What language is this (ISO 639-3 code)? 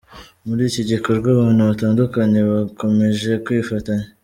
kin